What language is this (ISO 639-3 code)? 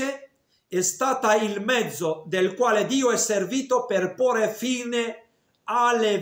ita